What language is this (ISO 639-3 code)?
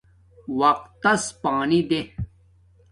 dmk